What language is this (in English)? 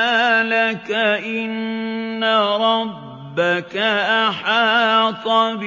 Arabic